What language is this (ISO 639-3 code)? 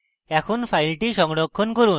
ben